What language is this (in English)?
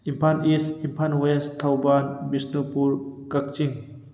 Manipuri